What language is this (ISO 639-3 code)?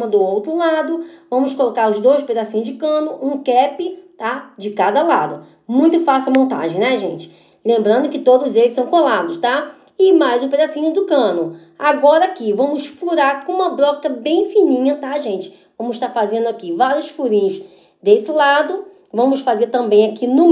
por